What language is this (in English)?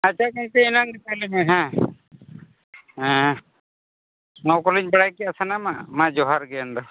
Santali